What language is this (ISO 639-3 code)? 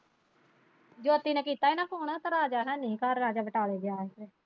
pan